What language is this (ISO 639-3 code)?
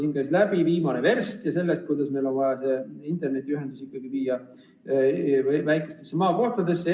est